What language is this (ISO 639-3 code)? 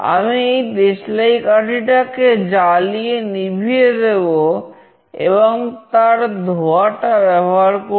ben